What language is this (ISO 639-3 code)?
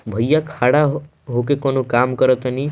bho